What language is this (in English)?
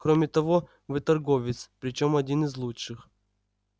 Russian